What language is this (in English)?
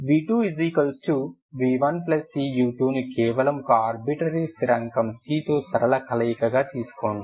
Telugu